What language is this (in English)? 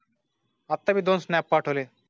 Marathi